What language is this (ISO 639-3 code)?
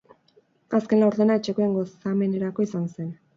eus